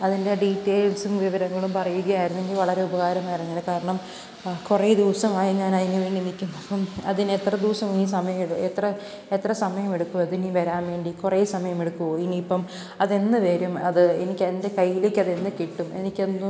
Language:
Malayalam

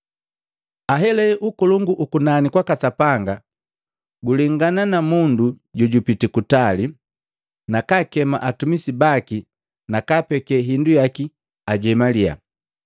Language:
Matengo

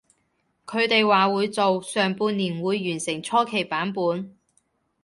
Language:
Cantonese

